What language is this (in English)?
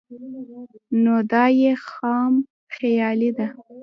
Pashto